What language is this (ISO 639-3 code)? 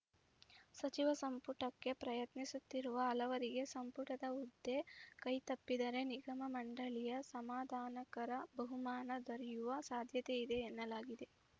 kan